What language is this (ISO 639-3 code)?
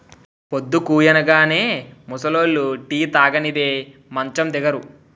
tel